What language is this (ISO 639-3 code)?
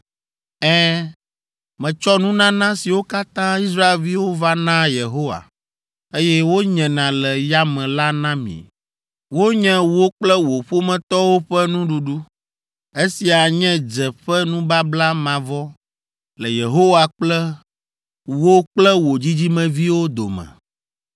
ewe